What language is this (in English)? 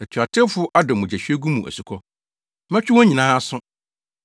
Akan